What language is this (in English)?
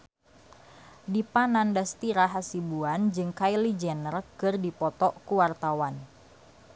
Sundanese